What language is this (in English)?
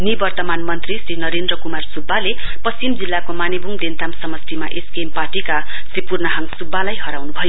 Nepali